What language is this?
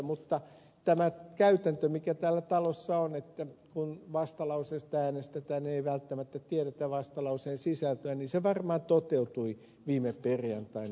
Finnish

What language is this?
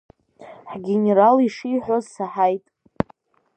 Abkhazian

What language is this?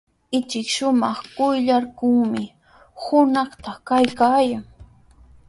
Sihuas Ancash Quechua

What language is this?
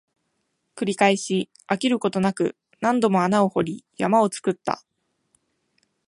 Japanese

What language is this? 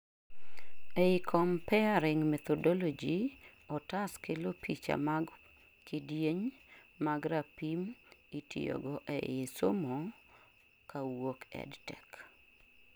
Luo (Kenya and Tanzania)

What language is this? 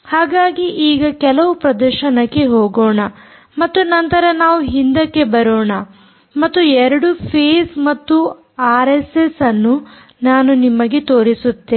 Kannada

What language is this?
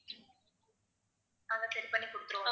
Tamil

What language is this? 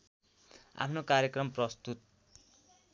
Nepali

